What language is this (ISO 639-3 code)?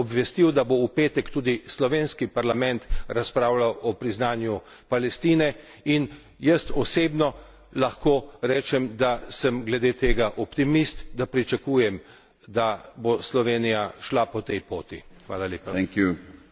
slv